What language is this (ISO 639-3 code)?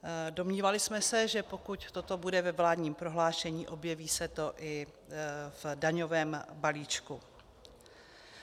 ces